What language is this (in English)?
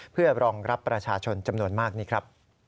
Thai